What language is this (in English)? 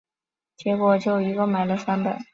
Chinese